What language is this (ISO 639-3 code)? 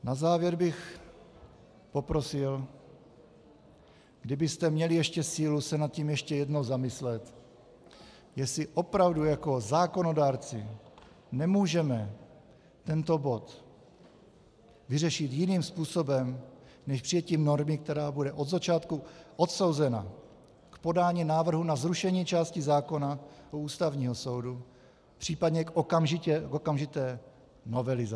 ces